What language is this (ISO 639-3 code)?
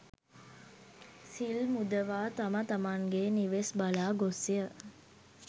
sin